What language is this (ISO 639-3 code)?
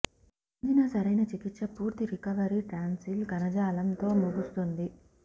tel